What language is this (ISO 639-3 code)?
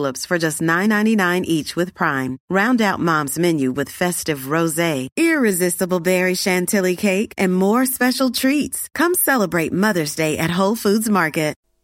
fas